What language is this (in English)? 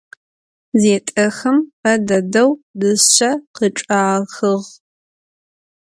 Adyghe